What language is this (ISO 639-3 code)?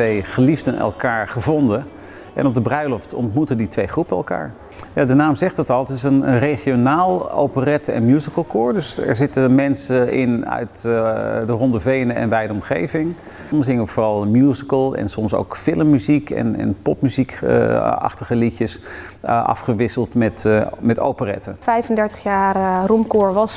nld